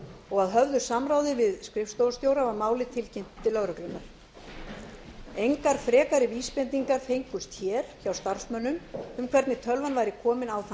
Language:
Icelandic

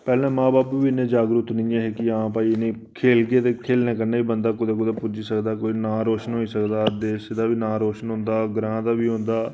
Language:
Dogri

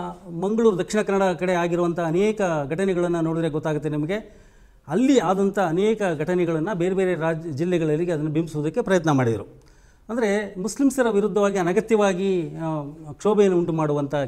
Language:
Kannada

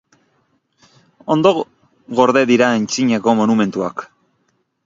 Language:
Basque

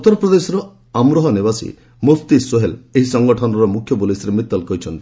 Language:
Odia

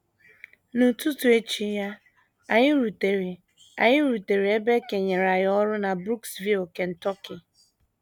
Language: Igbo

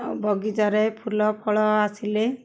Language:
Odia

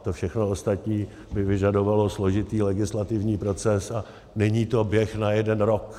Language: Czech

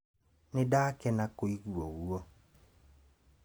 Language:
Kikuyu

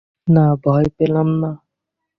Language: Bangla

